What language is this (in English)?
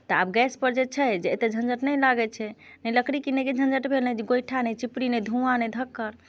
Maithili